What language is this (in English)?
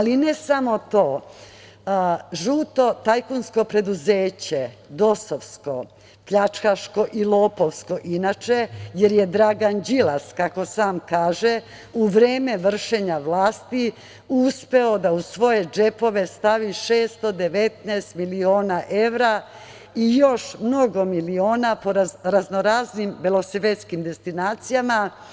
Serbian